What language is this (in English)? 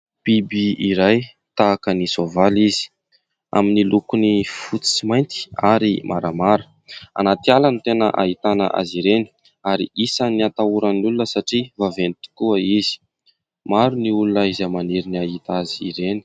Malagasy